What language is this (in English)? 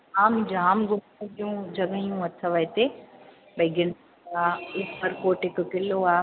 Sindhi